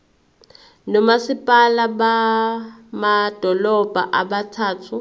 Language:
Zulu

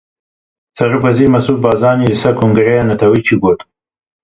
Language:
Kurdish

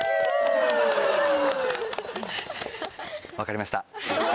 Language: Japanese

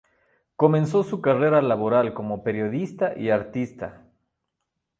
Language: Spanish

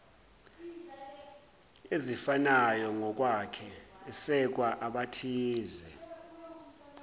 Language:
Zulu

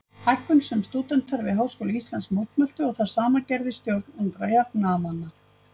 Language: Icelandic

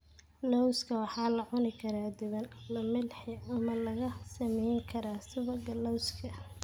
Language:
Somali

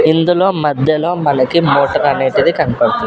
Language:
Telugu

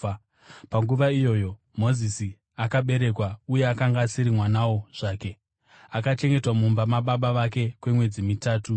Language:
Shona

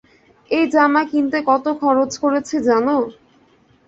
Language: Bangla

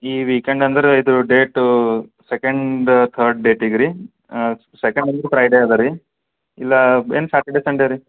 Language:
Kannada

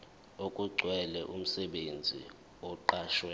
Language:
Zulu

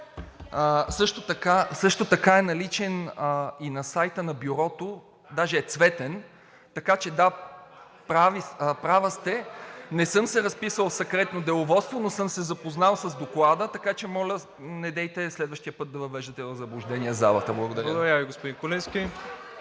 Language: Bulgarian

